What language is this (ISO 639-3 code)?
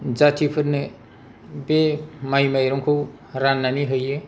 brx